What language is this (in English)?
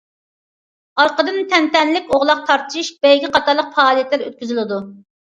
Uyghur